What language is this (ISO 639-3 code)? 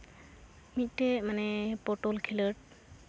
sat